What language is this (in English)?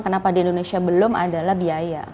Indonesian